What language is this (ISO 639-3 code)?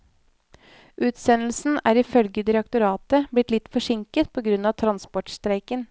nor